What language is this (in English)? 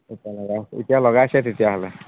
Assamese